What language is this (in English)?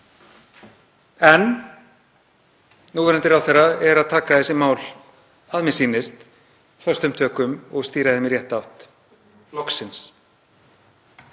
Icelandic